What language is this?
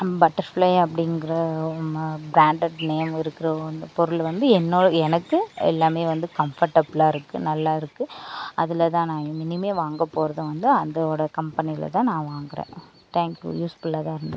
Tamil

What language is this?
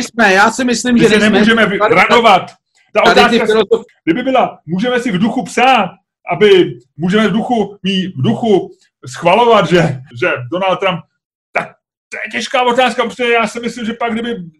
Czech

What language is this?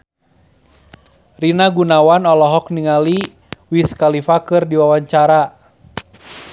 Sundanese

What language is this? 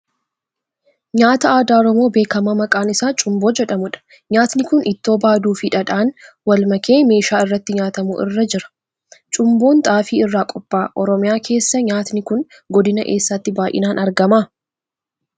Oromo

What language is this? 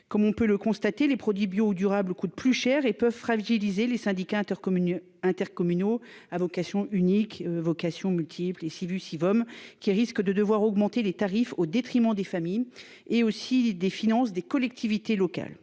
French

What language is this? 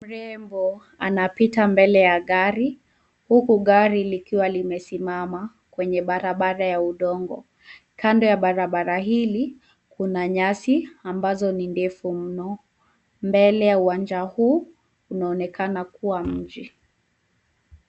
Swahili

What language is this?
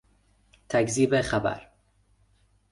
Persian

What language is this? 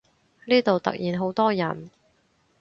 Cantonese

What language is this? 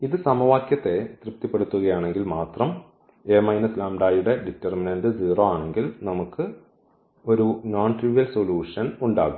Malayalam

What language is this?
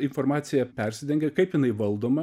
Lithuanian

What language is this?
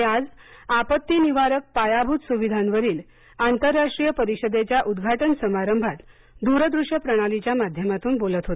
Marathi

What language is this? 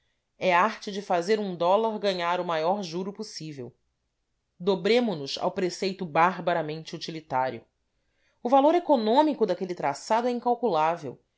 Portuguese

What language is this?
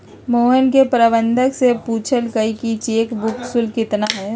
Magahi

